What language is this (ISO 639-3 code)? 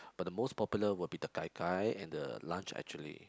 eng